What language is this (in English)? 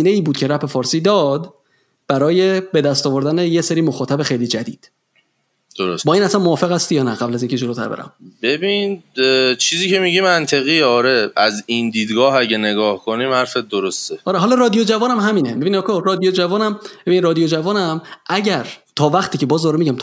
Persian